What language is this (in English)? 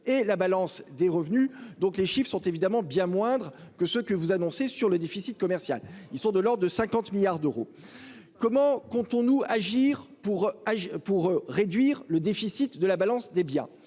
French